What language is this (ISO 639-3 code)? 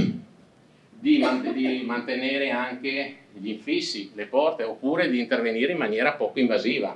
ita